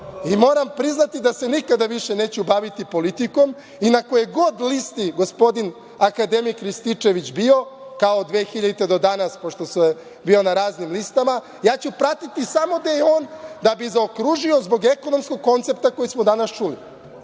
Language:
Serbian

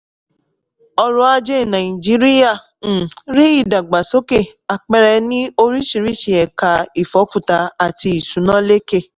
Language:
Yoruba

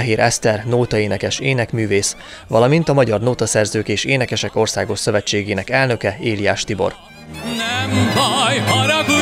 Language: Hungarian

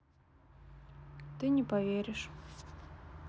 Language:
Russian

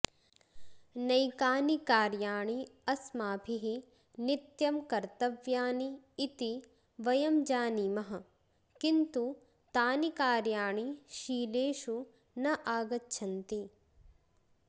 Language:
Sanskrit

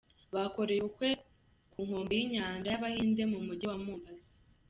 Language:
Kinyarwanda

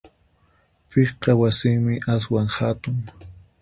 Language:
Puno Quechua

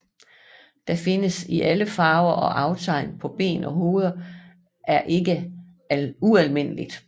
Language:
Danish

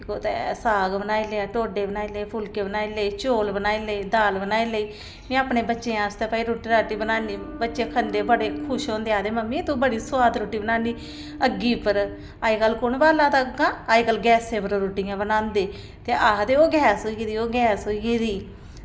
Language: Dogri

